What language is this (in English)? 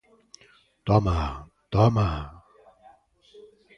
Galician